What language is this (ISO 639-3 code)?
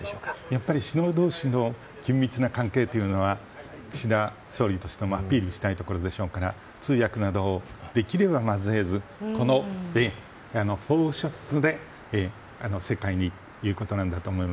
jpn